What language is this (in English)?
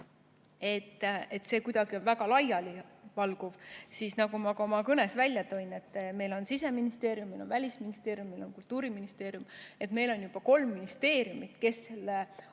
Estonian